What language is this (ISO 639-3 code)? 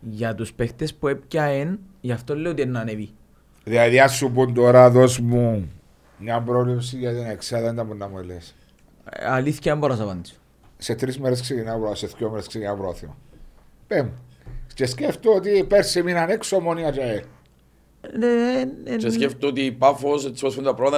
ell